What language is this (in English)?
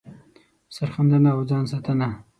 Pashto